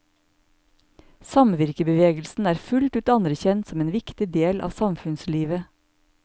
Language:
Norwegian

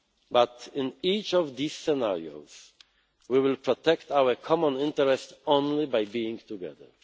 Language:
English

